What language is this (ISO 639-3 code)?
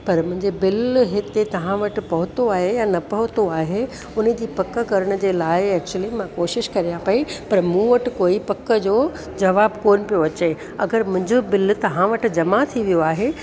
snd